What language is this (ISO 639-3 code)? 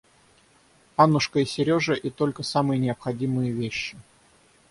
rus